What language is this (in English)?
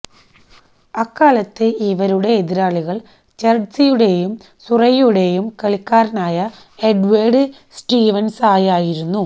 Malayalam